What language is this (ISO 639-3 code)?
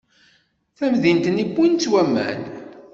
kab